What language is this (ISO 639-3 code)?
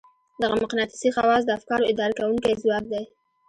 pus